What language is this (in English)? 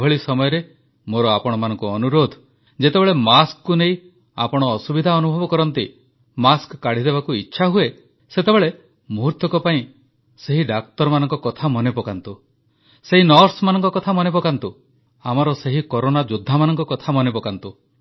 Odia